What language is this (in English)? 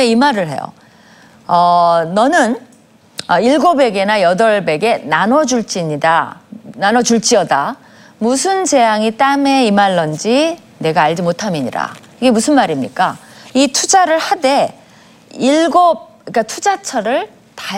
Korean